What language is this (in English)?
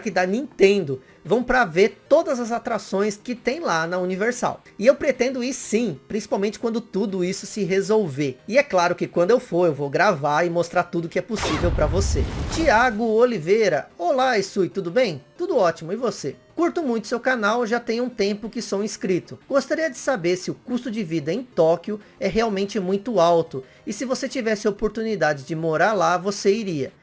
Portuguese